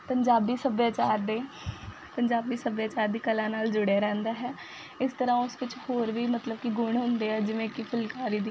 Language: Punjabi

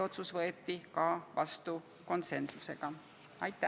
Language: Estonian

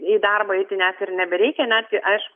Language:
Lithuanian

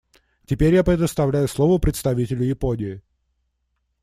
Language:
Russian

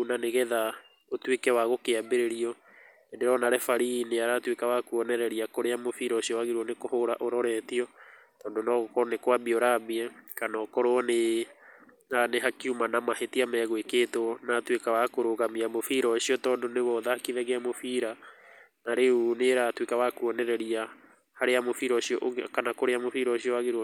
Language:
Kikuyu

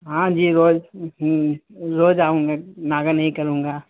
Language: Urdu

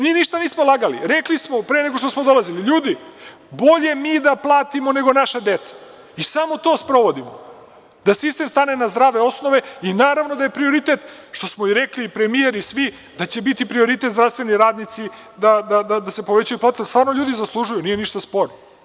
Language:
Serbian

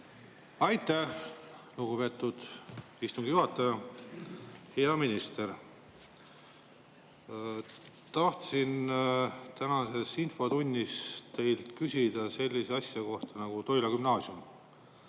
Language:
Estonian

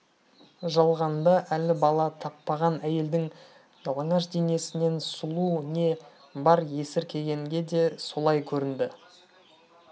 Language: Kazakh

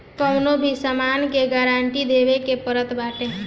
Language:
Bhojpuri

